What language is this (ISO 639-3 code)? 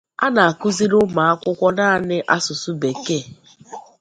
ibo